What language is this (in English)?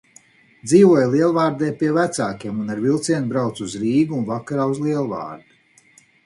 Latvian